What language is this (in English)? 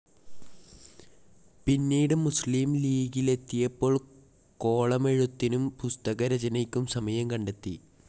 Malayalam